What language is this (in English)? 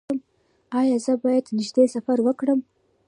Pashto